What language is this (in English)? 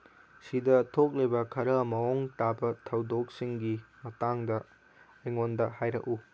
Manipuri